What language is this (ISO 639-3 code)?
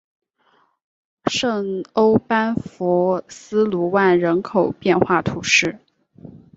zho